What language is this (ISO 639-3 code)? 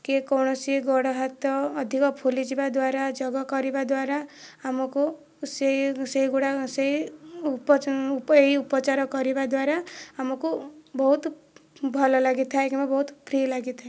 ori